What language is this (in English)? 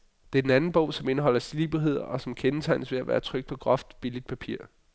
Danish